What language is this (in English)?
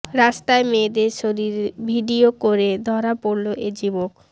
Bangla